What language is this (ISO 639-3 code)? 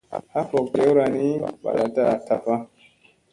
mse